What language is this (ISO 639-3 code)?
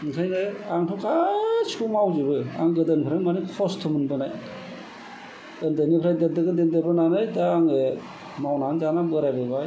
brx